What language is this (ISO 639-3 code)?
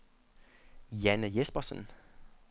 dan